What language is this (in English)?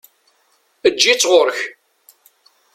Kabyle